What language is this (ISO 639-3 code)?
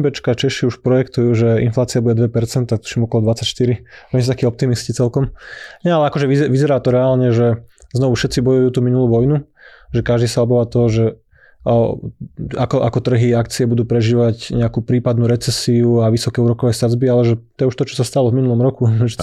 slk